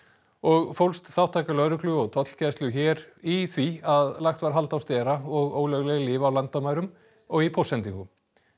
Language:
Icelandic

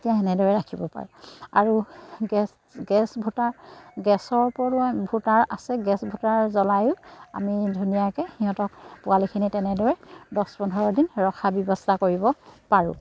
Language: Assamese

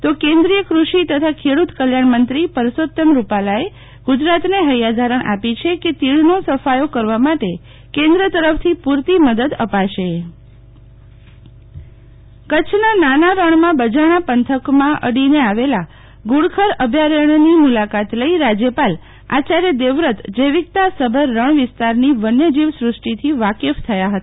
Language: Gujarati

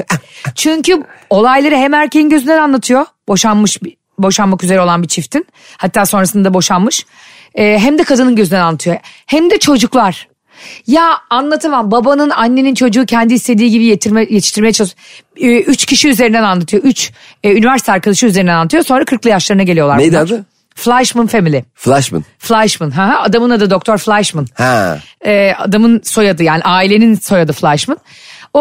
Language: Turkish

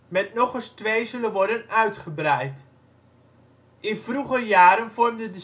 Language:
Dutch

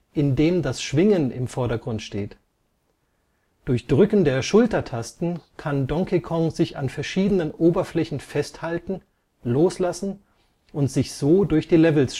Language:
German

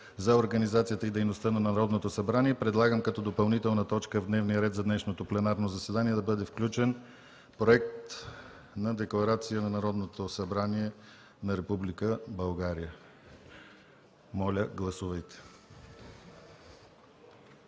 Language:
Bulgarian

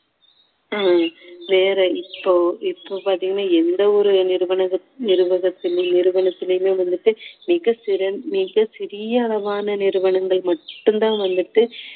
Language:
Tamil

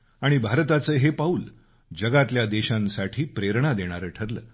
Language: Marathi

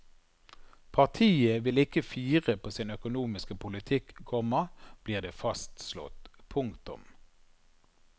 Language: Norwegian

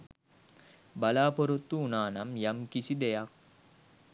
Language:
Sinhala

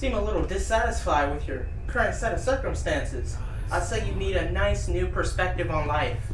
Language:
English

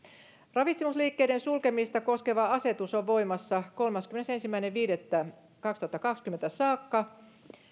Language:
Finnish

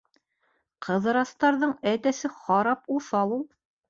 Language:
Bashkir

